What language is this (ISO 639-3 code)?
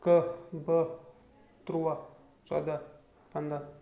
kas